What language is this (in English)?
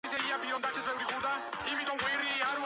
Georgian